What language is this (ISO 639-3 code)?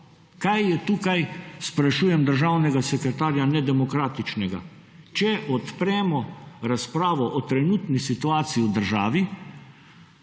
slv